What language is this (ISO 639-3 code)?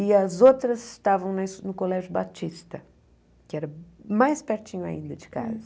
por